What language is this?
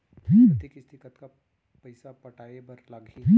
Chhattisgarhi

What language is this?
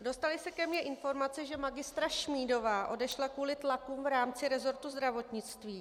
Czech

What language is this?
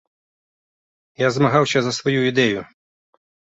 Belarusian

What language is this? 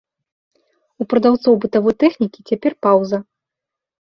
Belarusian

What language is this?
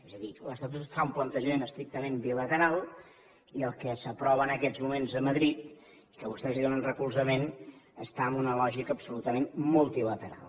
Catalan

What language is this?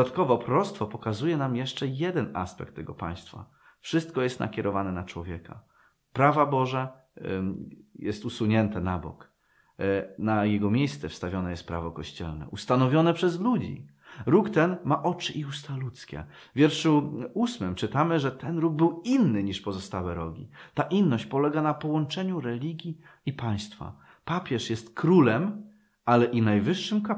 Polish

